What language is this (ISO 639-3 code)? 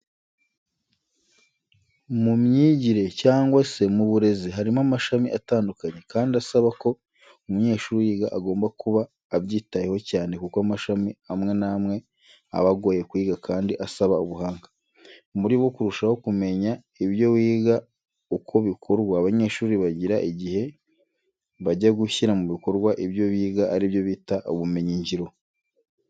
kin